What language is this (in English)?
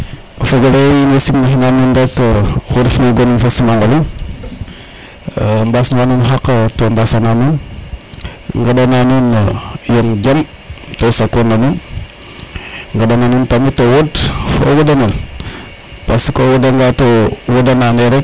Serer